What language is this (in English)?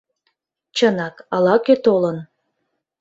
Mari